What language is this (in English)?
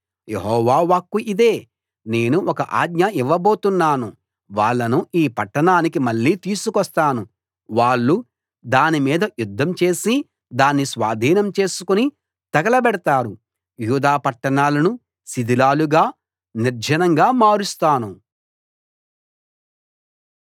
Telugu